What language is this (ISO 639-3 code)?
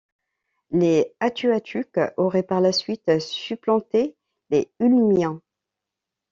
fra